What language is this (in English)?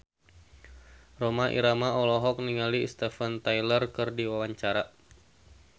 Sundanese